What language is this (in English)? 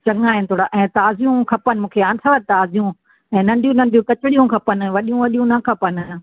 Sindhi